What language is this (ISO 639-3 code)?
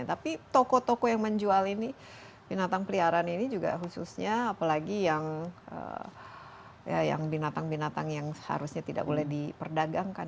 ind